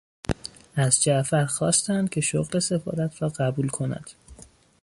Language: Persian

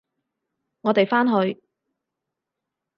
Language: Cantonese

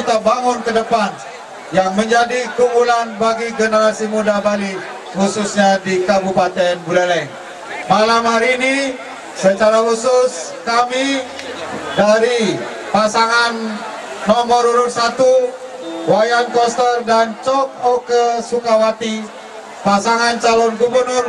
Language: Indonesian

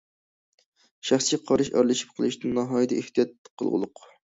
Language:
Uyghur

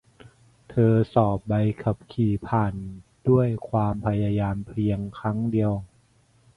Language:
Thai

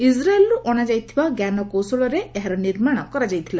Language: Odia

